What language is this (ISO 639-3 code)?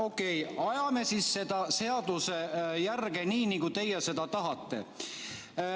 est